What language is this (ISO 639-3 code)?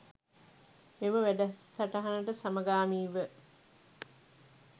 sin